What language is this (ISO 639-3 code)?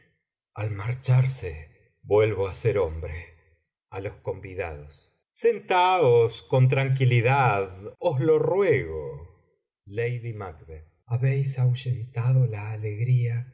spa